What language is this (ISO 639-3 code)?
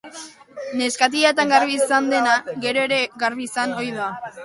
eus